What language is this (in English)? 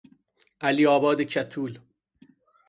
Persian